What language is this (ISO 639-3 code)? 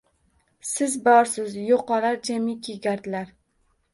uzb